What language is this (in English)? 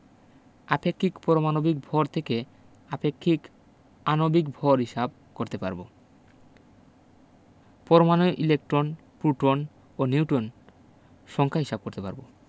Bangla